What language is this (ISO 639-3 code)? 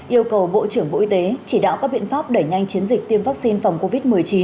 vie